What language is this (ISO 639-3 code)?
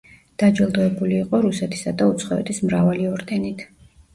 kat